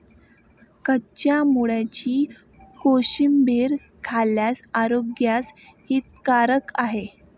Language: Marathi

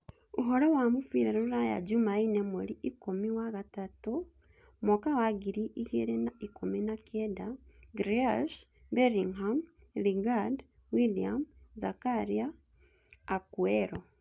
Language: Kikuyu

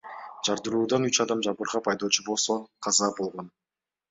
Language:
Kyrgyz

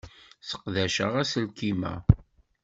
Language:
Kabyle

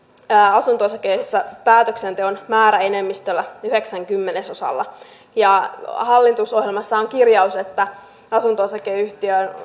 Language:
Finnish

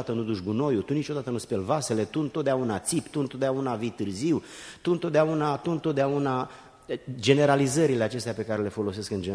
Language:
Romanian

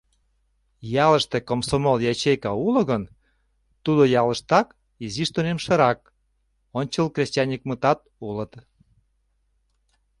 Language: Mari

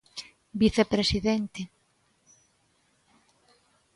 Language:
Galician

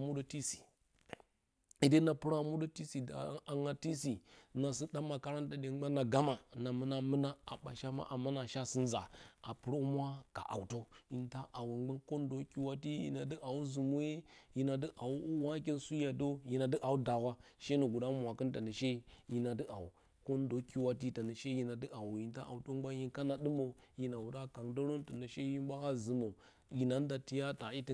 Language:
Bacama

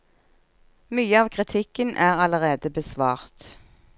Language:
Norwegian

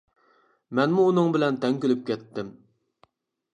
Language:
Uyghur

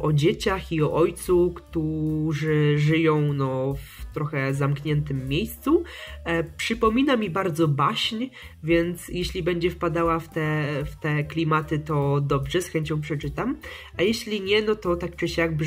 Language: Polish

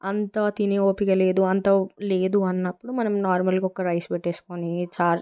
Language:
Telugu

